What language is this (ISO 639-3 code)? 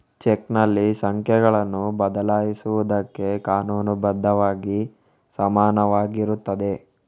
kan